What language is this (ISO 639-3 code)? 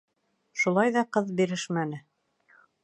bak